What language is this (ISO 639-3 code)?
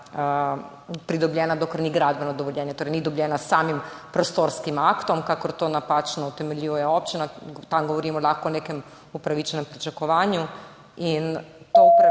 slv